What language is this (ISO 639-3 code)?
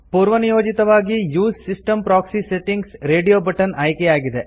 kan